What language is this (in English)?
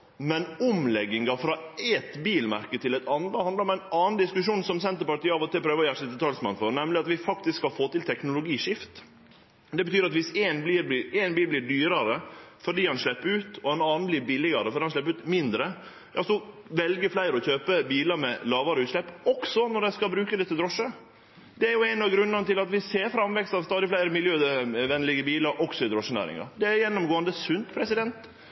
Norwegian Nynorsk